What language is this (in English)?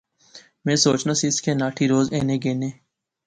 Pahari-Potwari